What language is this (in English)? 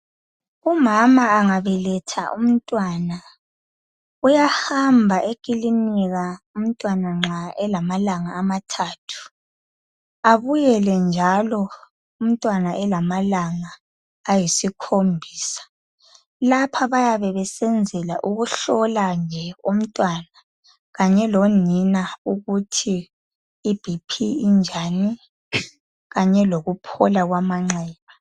North Ndebele